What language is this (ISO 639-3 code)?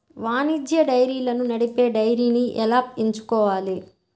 tel